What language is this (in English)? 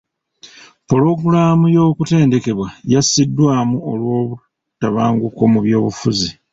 Ganda